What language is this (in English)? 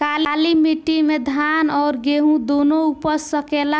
Bhojpuri